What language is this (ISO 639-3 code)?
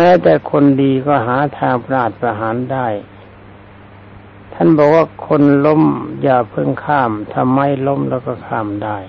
tha